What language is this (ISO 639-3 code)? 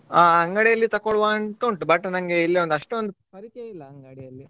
kan